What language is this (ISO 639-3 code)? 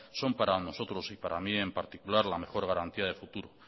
spa